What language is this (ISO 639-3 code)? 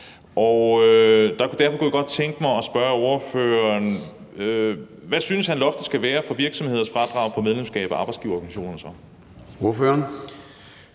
dan